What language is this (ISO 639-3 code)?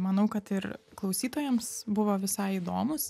lit